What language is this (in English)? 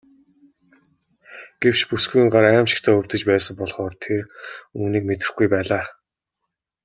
Mongolian